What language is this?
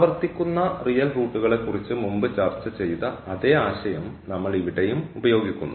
Malayalam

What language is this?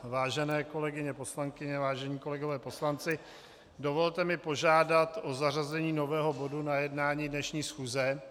Czech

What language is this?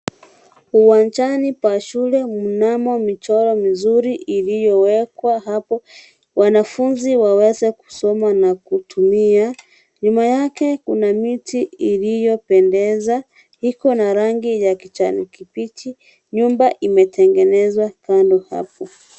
Swahili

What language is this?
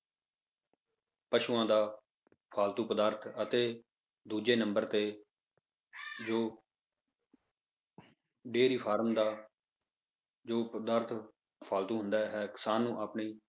Punjabi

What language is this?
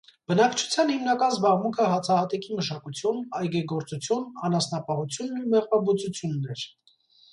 Armenian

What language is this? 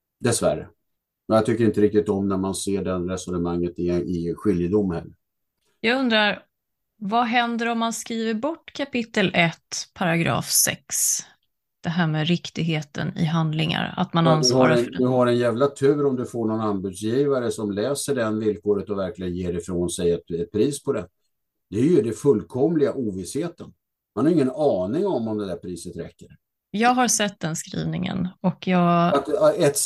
Swedish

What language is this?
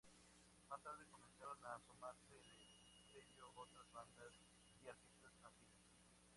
Spanish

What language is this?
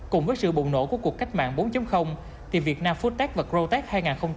Vietnamese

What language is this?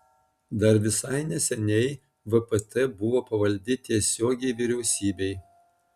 Lithuanian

